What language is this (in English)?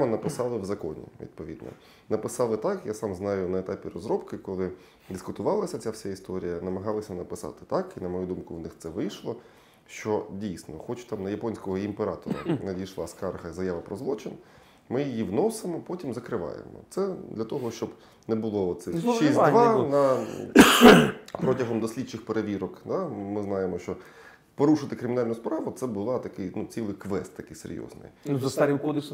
Ukrainian